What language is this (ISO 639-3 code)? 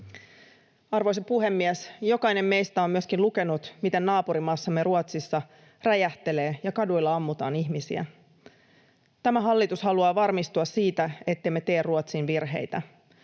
fin